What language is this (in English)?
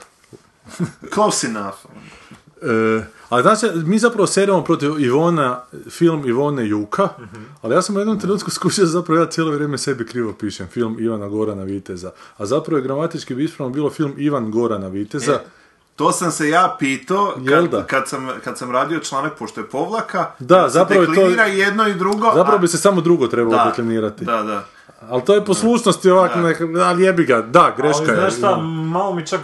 Croatian